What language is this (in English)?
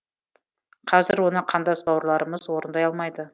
Kazakh